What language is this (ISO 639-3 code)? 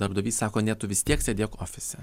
lit